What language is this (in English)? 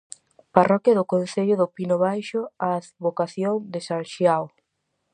Galician